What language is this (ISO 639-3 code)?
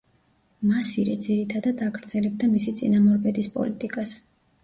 kat